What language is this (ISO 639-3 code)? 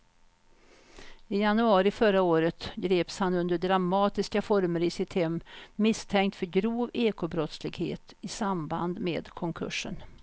swe